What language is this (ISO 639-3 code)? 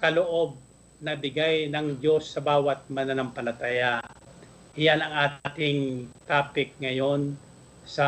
fil